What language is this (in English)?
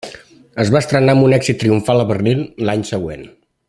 Catalan